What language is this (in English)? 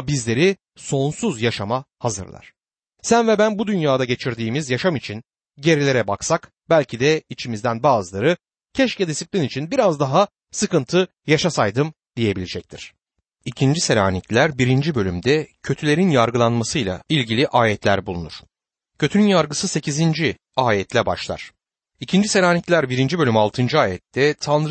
Turkish